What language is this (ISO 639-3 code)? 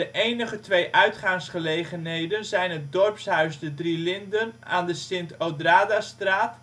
nld